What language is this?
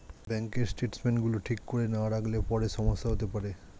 Bangla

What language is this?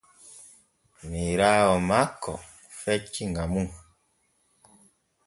Borgu Fulfulde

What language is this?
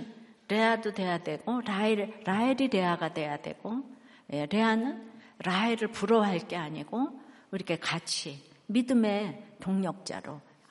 Korean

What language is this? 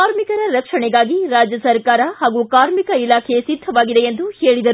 Kannada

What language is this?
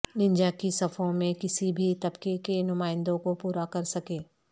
Urdu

